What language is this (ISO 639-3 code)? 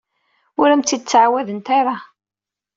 kab